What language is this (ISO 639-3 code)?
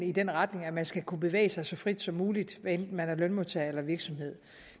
dan